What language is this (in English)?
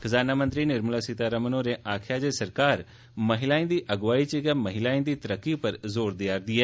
Dogri